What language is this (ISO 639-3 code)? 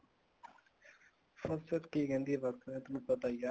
pan